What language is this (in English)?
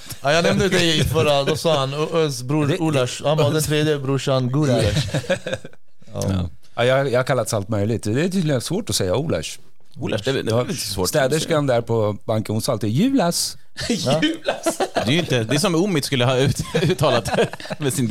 Swedish